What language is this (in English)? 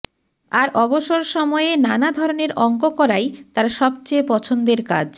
Bangla